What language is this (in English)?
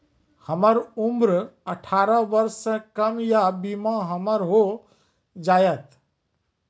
Maithili